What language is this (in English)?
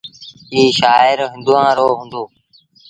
Sindhi Bhil